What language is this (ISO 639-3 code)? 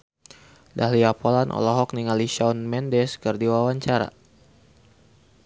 sun